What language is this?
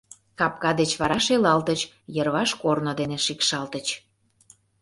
Mari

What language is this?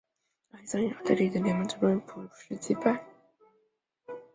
Chinese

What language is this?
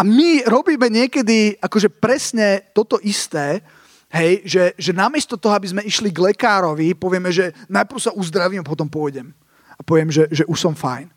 Slovak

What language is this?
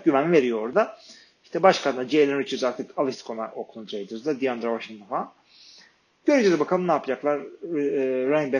Turkish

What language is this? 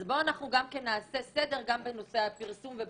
Hebrew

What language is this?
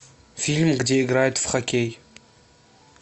Russian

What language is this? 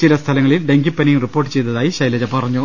Malayalam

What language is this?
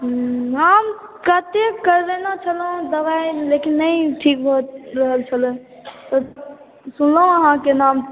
Maithili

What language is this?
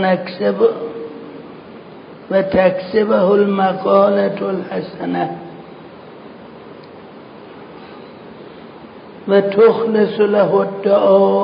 Persian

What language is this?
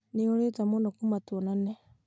Kikuyu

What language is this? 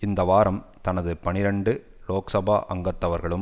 Tamil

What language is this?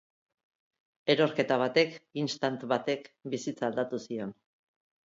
Basque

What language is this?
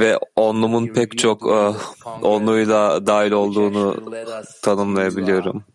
Turkish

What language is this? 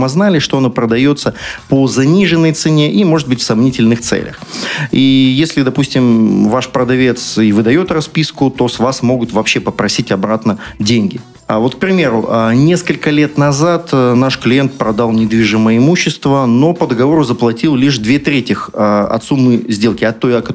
Russian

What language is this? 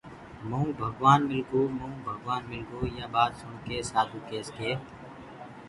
Gurgula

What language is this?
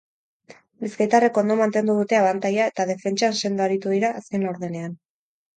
Basque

